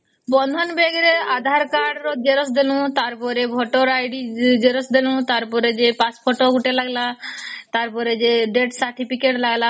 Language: Odia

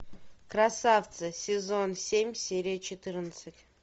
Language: Russian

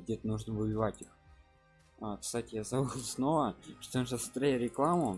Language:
Russian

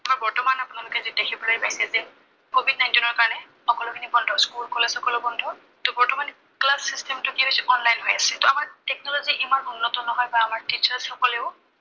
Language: Assamese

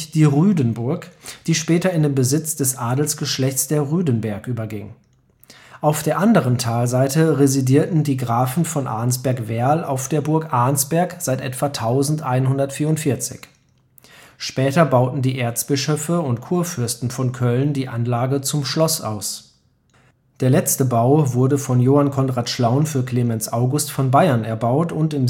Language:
German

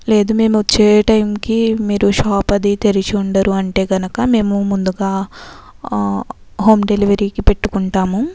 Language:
Telugu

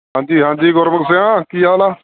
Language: Punjabi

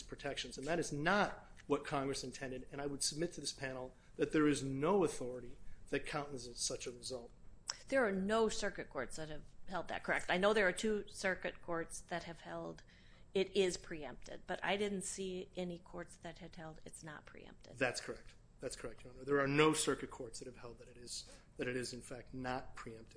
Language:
English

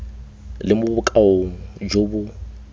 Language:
Tswana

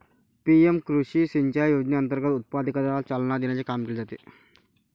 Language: Marathi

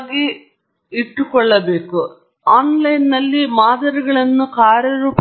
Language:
Kannada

